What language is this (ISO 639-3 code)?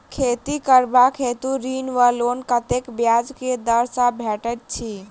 mai